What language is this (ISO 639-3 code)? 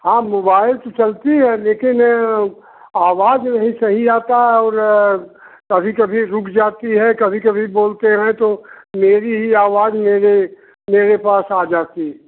hin